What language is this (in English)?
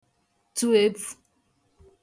Igbo